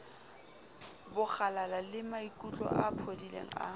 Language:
Southern Sotho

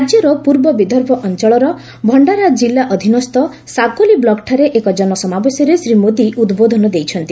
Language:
Odia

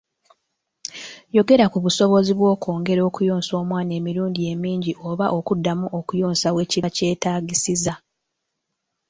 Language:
Ganda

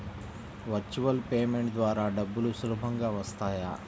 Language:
Telugu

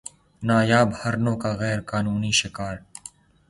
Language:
Urdu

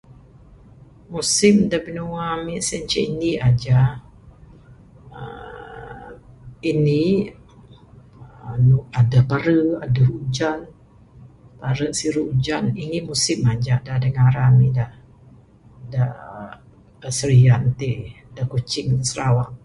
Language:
Bukar-Sadung Bidayuh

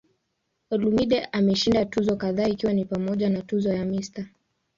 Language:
Swahili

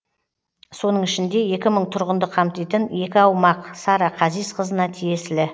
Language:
Kazakh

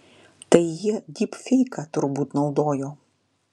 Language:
Lithuanian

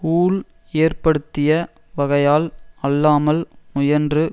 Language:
Tamil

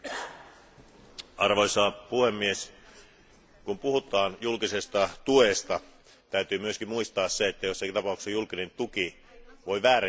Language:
Finnish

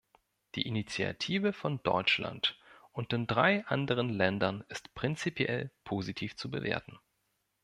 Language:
German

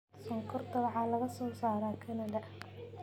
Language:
Somali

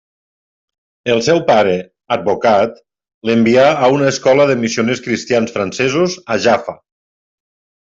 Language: Catalan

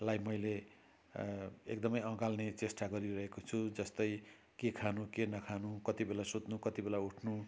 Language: Nepali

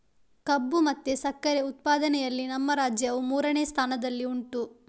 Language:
Kannada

